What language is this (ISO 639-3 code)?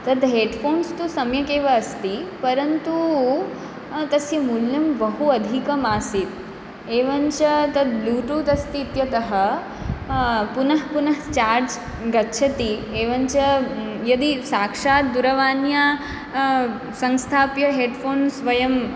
san